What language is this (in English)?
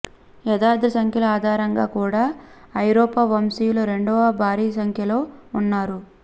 Telugu